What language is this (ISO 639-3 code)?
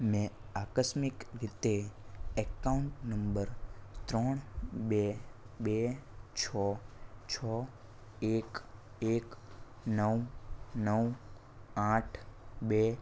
guj